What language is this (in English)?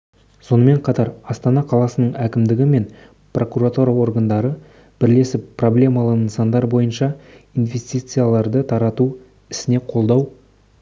Kazakh